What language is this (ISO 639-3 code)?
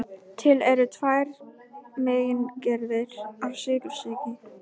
isl